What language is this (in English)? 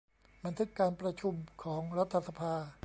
Thai